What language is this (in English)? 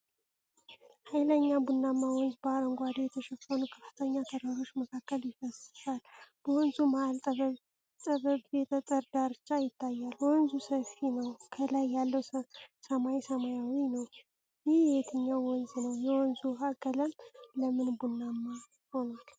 Amharic